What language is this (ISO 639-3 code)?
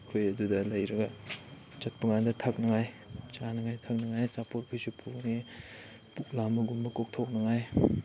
mni